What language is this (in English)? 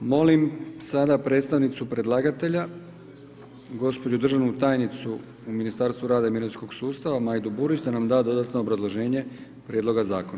Croatian